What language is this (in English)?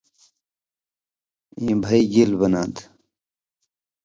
Indus Kohistani